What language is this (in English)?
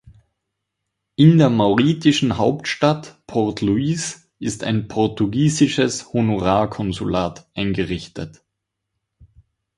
German